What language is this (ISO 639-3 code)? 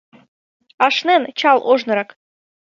chm